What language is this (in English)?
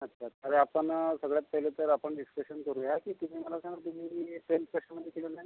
Marathi